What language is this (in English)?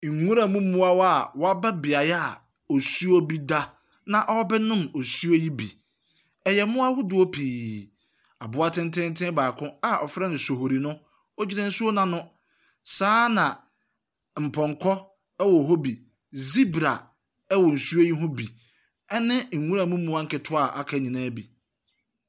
Akan